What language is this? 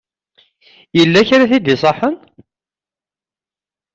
Kabyle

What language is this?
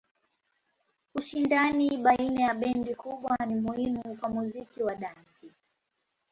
Swahili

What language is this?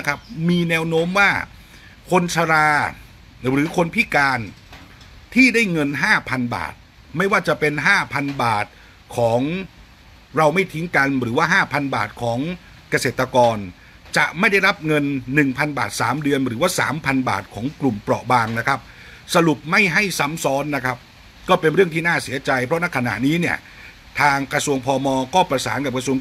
Thai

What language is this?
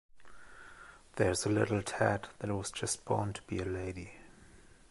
English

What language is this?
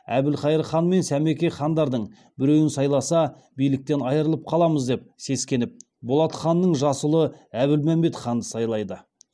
Kazakh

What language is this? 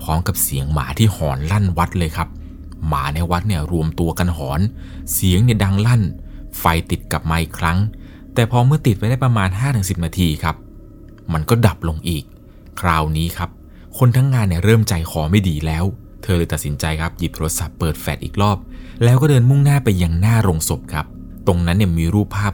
Thai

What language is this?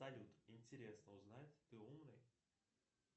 Russian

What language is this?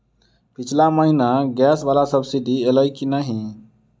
Maithili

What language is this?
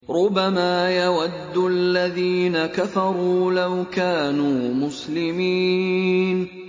Arabic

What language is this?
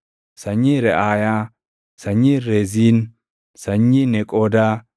Oromo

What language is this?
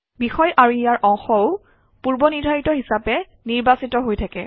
Assamese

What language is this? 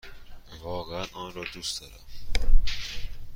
Persian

